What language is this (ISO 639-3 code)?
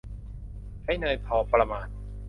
tha